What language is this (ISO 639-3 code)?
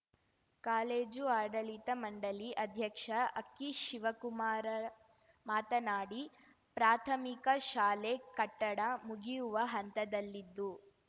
kan